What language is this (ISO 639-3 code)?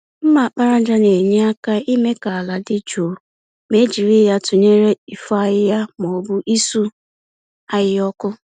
ibo